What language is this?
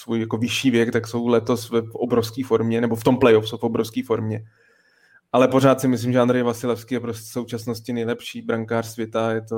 Czech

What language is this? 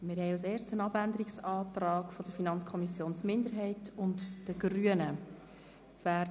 Swiss German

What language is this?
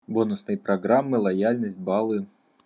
Russian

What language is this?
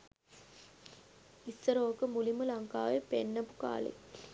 Sinhala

